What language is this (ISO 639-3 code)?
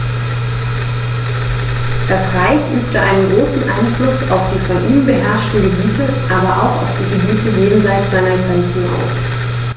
deu